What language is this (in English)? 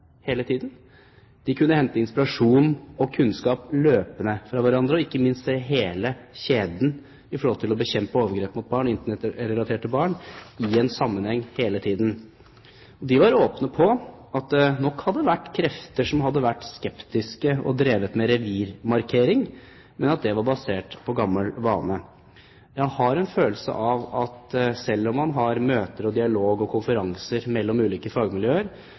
Norwegian Bokmål